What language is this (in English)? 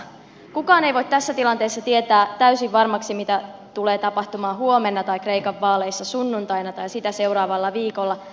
Finnish